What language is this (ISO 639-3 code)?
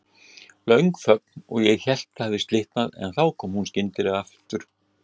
isl